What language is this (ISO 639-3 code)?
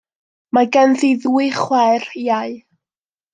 cym